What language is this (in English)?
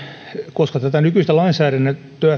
Finnish